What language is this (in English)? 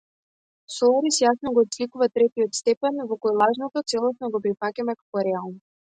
Macedonian